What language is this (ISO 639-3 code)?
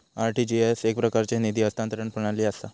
mar